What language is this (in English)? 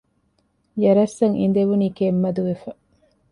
Divehi